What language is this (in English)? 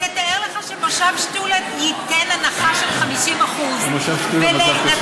Hebrew